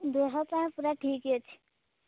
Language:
Odia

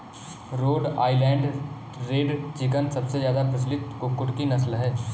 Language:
Hindi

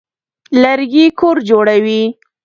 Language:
Pashto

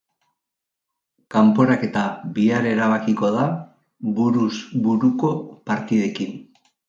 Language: Basque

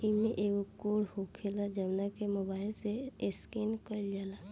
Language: Bhojpuri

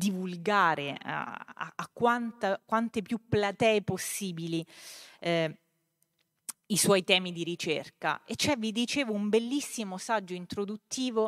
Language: Italian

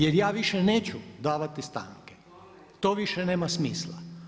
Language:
Croatian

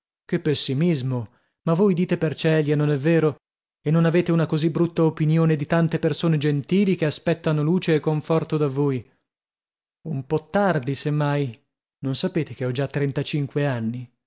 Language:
Italian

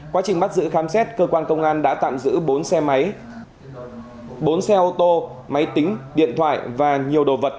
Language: Vietnamese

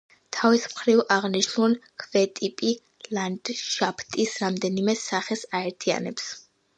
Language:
Georgian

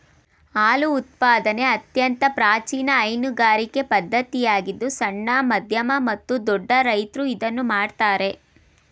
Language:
Kannada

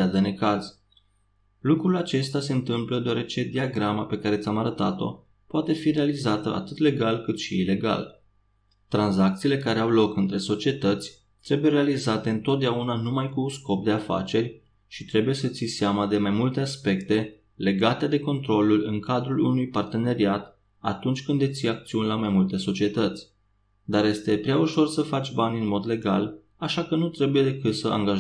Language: Romanian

